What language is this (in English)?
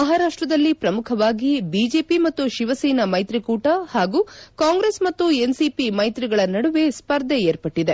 Kannada